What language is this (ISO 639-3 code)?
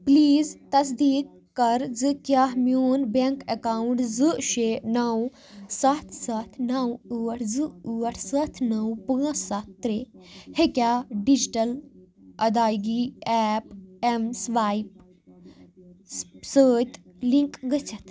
kas